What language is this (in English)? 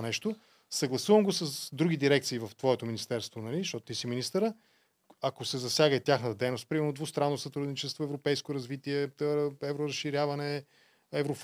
Bulgarian